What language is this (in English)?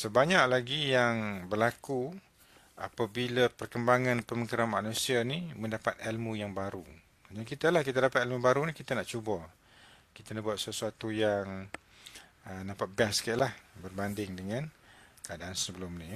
Malay